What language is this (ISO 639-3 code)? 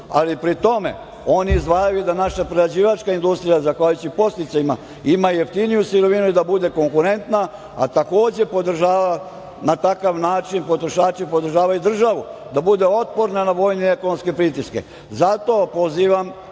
srp